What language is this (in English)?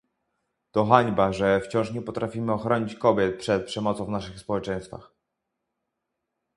Polish